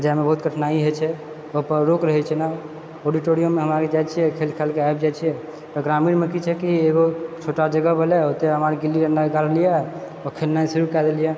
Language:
Maithili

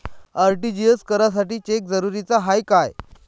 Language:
Marathi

